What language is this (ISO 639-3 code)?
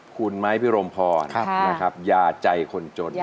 tha